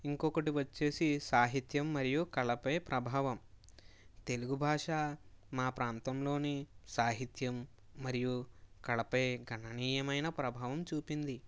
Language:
Telugu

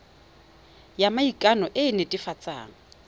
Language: Tswana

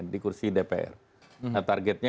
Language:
Indonesian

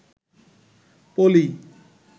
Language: Bangla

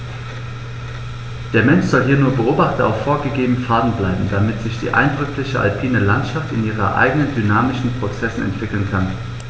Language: German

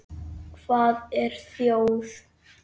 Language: Icelandic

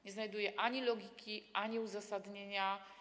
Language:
Polish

